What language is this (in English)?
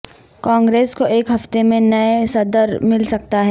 Urdu